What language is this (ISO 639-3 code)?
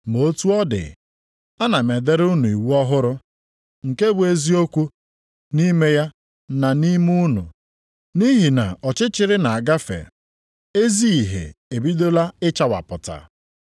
ibo